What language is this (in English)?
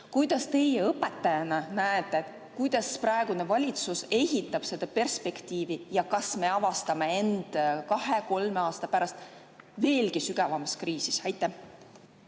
Estonian